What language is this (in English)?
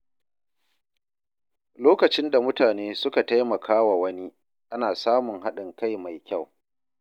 Hausa